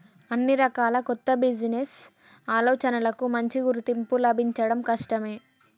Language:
Telugu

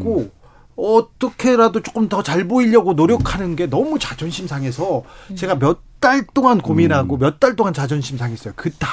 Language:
Korean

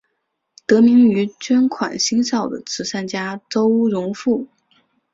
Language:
Chinese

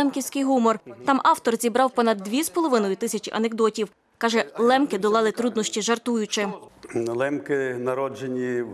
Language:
Ukrainian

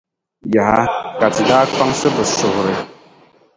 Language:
Dagbani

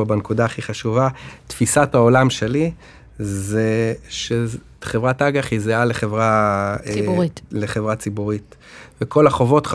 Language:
Hebrew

